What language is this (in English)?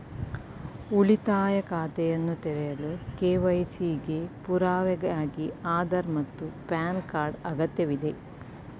Kannada